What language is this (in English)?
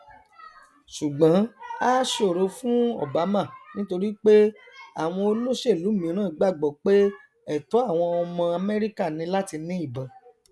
Yoruba